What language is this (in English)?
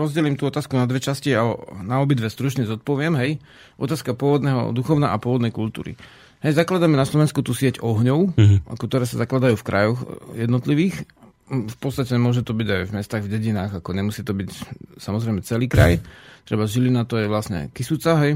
Slovak